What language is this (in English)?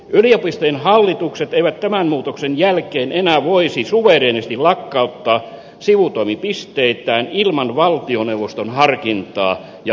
Finnish